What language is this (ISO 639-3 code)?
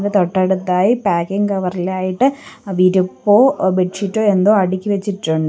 mal